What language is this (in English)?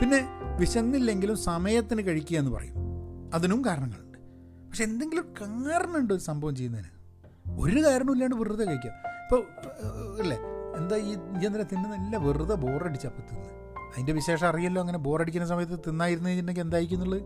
Malayalam